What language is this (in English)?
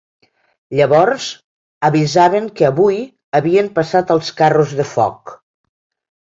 Catalan